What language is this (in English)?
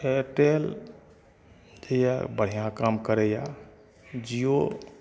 Maithili